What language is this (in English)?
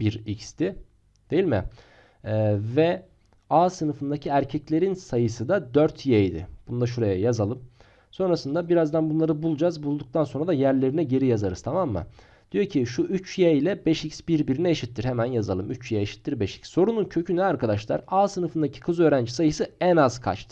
Turkish